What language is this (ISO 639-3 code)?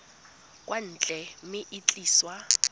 tsn